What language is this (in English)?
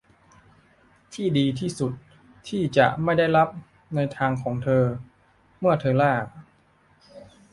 Thai